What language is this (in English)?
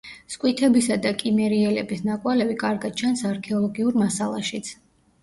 Georgian